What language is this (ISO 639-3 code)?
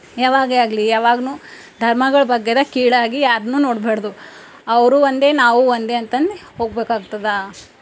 kan